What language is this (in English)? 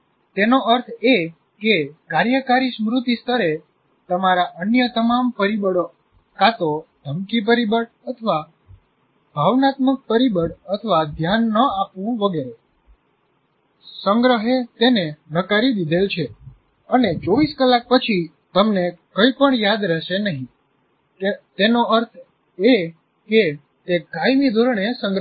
Gujarati